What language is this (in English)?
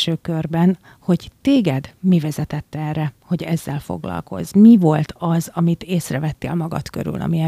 Hungarian